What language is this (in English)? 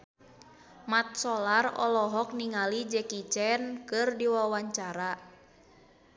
Sundanese